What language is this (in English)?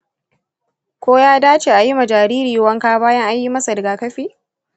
Hausa